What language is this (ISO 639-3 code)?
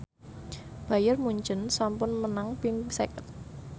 jav